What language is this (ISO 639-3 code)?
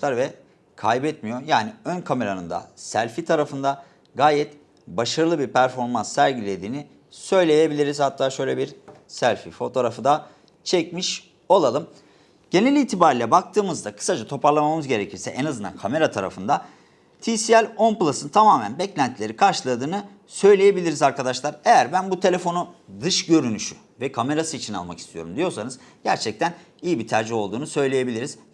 tur